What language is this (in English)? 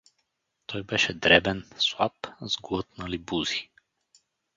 Bulgarian